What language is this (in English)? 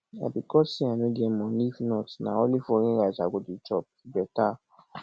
Nigerian Pidgin